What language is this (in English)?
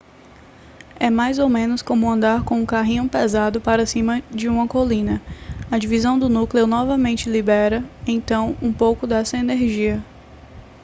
Portuguese